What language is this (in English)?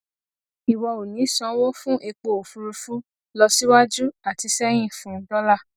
Yoruba